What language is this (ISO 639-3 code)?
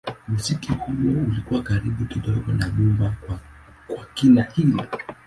swa